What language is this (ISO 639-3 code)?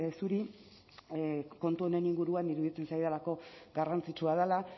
eus